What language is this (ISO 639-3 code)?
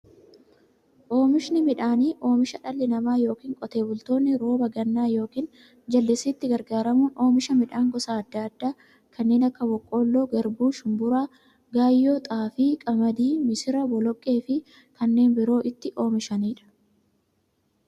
orm